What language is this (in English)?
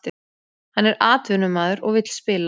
Icelandic